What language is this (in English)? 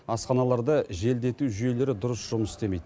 Kazakh